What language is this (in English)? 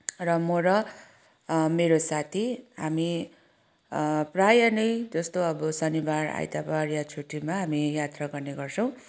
Nepali